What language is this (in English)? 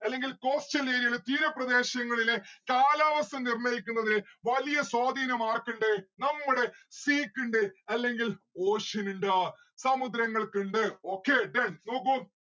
Malayalam